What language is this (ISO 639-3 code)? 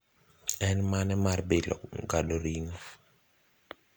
luo